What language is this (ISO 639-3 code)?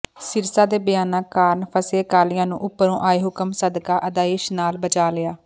pan